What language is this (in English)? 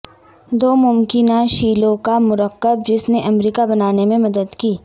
Urdu